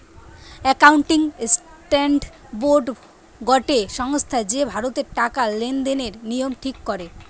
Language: Bangla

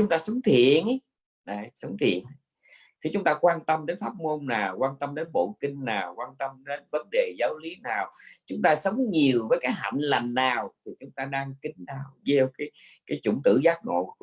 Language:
Vietnamese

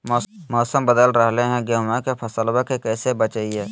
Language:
Magahi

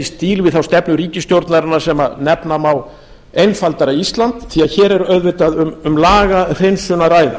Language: Icelandic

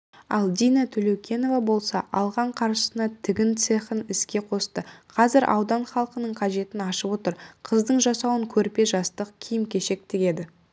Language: Kazakh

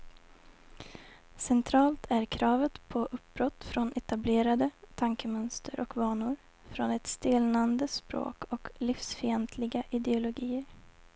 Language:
Swedish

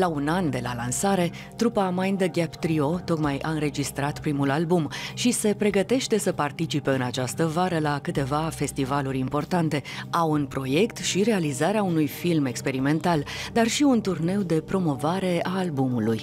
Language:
Romanian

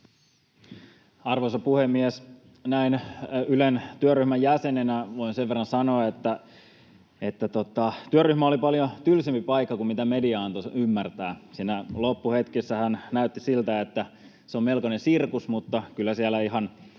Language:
Finnish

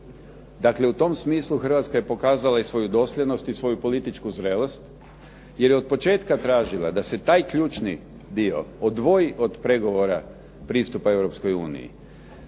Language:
Croatian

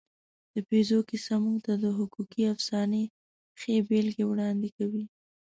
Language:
Pashto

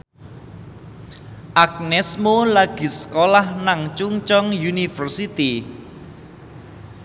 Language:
Javanese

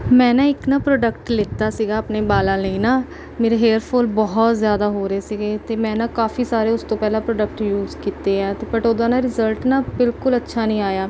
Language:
Punjabi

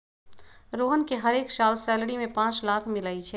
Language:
Magahi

